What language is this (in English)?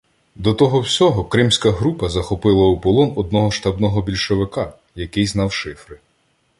Ukrainian